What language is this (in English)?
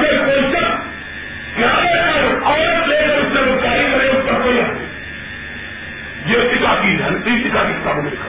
Urdu